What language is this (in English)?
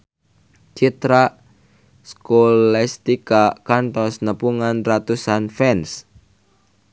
Sundanese